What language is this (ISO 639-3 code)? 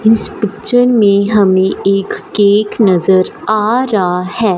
hin